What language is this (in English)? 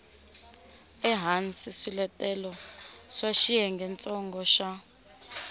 Tsonga